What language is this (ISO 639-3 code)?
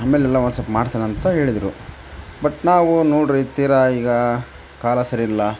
kan